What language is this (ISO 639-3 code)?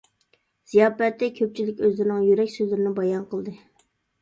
uig